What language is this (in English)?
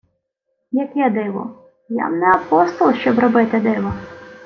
Ukrainian